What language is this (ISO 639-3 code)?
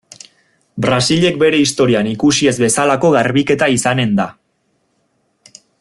eus